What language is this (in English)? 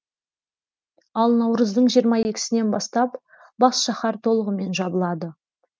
Kazakh